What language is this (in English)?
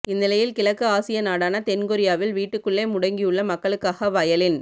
Tamil